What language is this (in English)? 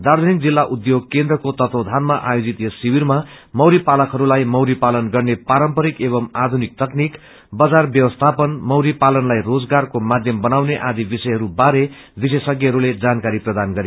Nepali